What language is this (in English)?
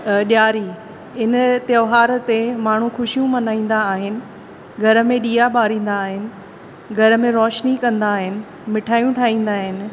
Sindhi